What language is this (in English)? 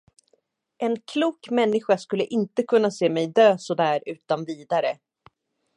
Swedish